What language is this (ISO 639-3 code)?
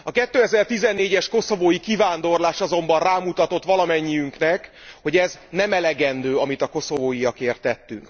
hun